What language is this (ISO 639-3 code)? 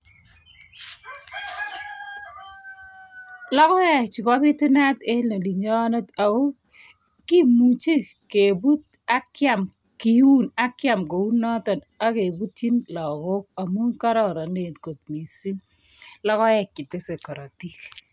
kln